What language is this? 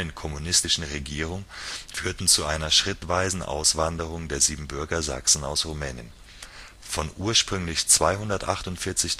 German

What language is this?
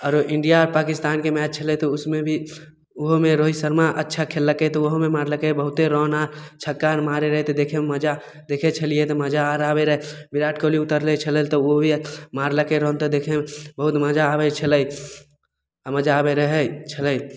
Maithili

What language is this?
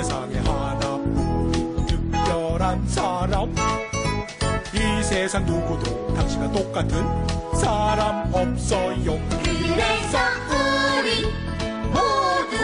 Korean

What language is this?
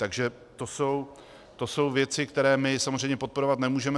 Czech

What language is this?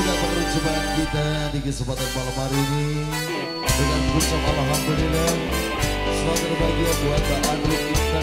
Indonesian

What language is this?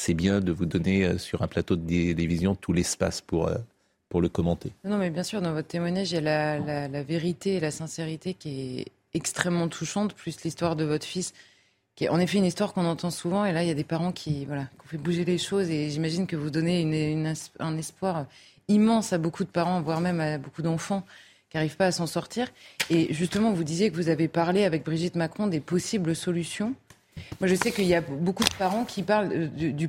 French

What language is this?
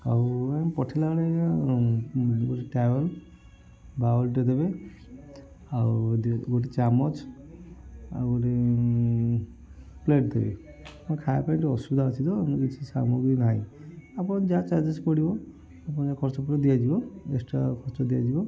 Odia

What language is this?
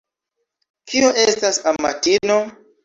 Esperanto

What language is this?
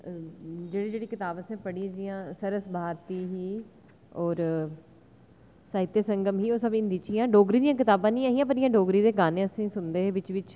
Dogri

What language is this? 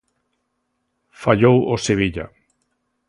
Galician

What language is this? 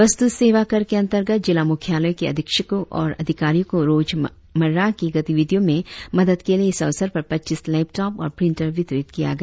Hindi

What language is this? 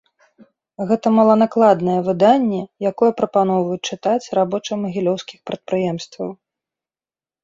Belarusian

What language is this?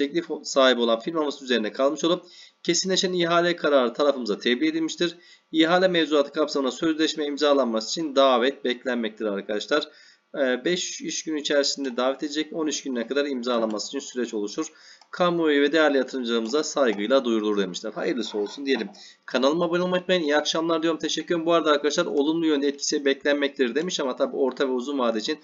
Turkish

